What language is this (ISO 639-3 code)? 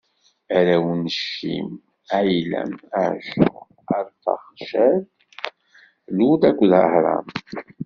kab